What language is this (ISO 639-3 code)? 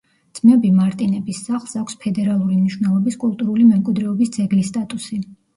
kat